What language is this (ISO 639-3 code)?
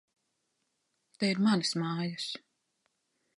lav